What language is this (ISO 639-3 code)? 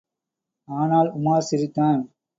tam